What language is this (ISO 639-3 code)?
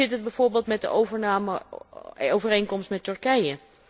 nld